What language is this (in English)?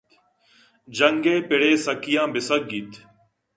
Eastern Balochi